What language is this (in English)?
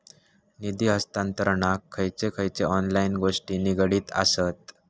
Marathi